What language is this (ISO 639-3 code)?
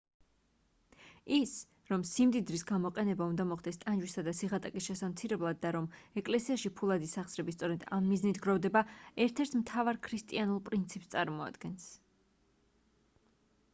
kat